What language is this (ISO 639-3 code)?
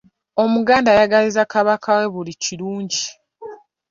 lug